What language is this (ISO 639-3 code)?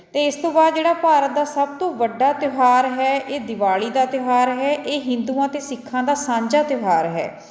pan